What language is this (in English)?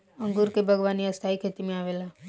Bhojpuri